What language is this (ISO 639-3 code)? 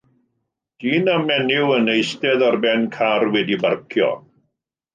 cym